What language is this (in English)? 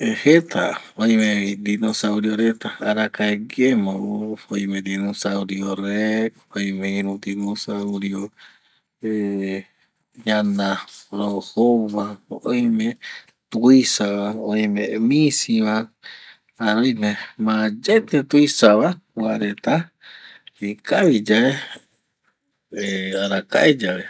Eastern Bolivian Guaraní